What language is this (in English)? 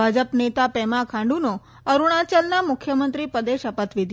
Gujarati